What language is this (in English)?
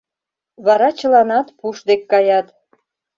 Mari